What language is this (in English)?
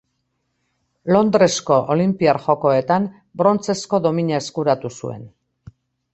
Basque